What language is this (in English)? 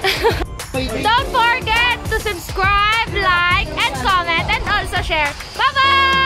Filipino